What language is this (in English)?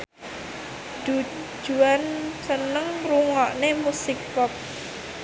Javanese